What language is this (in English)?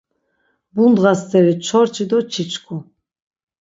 Laz